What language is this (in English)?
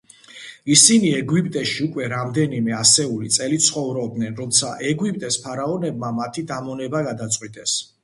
Georgian